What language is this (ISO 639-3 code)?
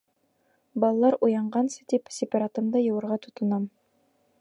bak